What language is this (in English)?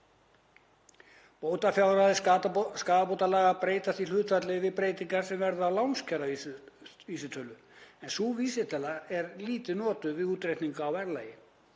Icelandic